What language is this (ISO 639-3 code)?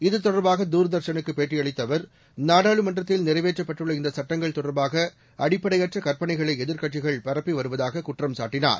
tam